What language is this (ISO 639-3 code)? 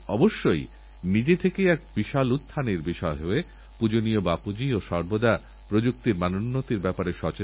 ben